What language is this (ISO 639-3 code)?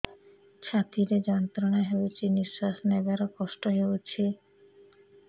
ori